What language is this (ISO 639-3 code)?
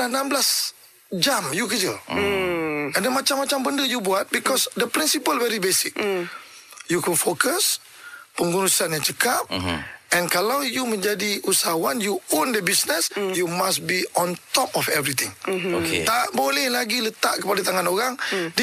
msa